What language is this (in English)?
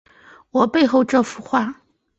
Chinese